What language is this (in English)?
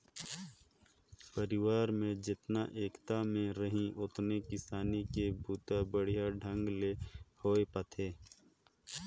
Chhattisgarhi